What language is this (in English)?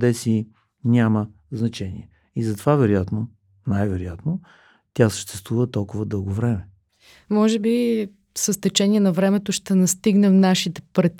Bulgarian